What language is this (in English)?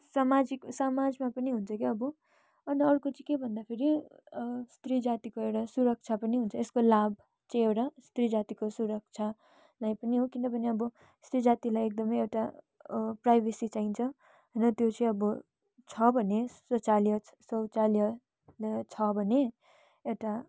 Nepali